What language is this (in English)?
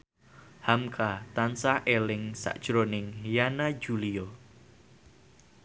Javanese